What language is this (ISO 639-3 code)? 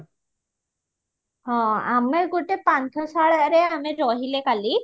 ori